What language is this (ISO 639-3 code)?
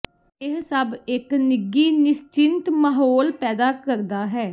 pan